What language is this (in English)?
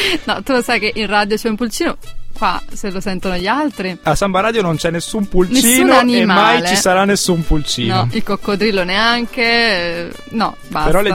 Italian